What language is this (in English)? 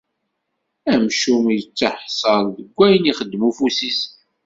Kabyle